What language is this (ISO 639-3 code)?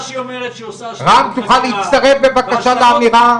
heb